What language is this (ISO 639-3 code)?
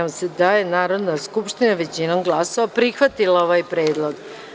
srp